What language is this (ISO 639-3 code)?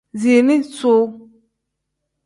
kdh